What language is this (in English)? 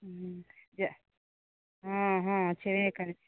Maithili